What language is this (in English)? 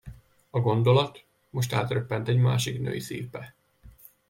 Hungarian